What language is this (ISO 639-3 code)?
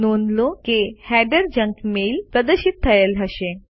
guj